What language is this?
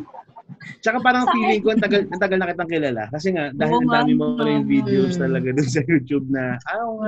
Filipino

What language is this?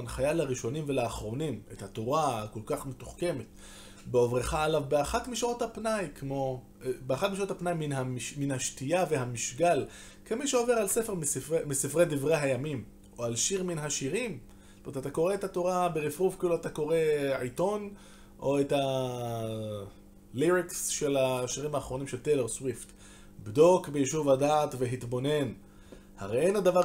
Hebrew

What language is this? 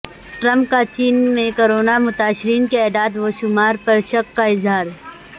Urdu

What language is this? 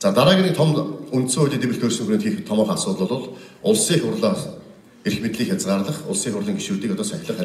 Turkish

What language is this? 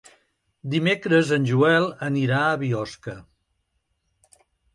Catalan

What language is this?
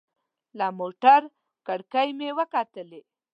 Pashto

